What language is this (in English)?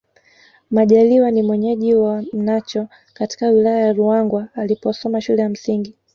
Swahili